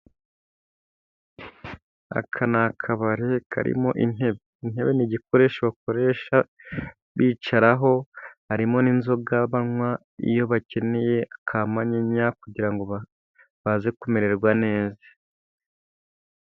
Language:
Kinyarwanda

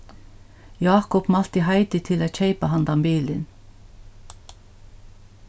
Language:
Faroese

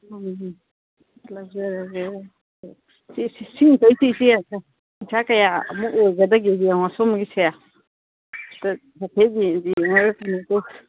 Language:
Manipuri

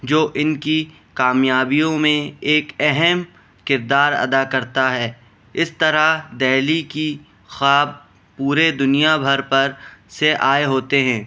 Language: Urdu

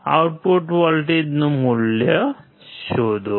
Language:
Gujarati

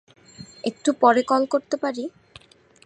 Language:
Bangla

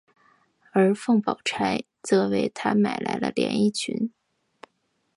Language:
Chinese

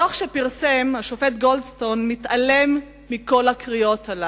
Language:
Hebrew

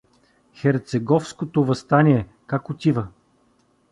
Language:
Bulgarian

